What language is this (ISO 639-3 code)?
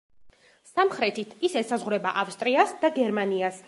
kat